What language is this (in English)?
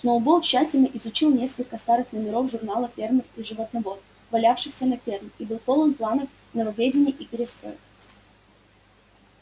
Russian